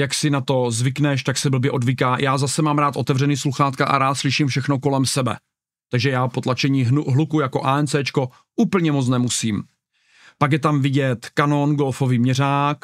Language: Czech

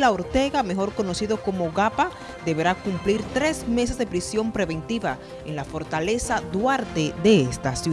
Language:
Spanish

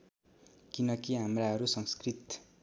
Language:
Nepali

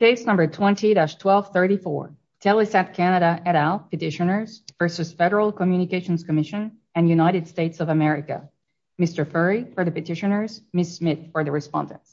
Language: English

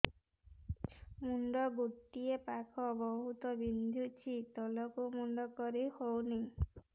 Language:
Odia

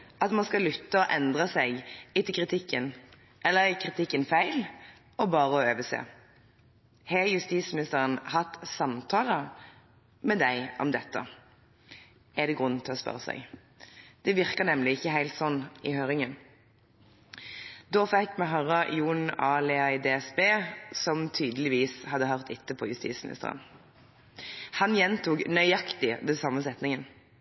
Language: Norwegian Bokmål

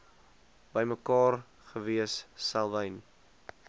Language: Afrikaans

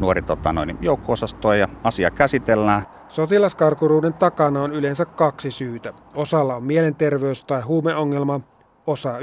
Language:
Finnish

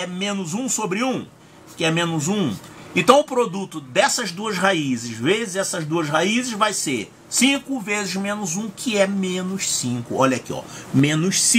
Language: Portuguese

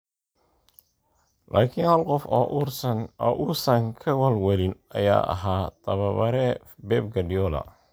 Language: Somali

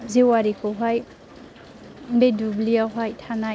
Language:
Bodo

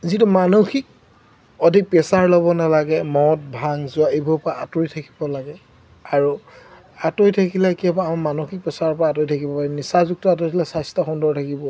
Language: Assamese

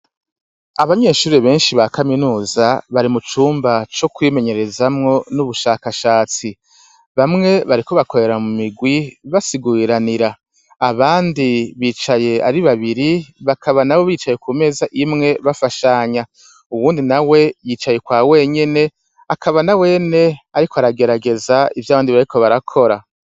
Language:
Rundi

